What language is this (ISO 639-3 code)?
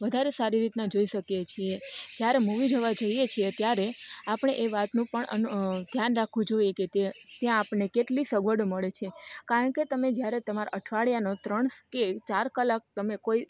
guj